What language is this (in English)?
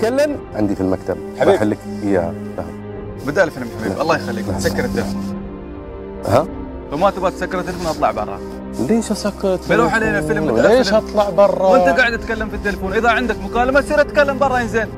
Arabic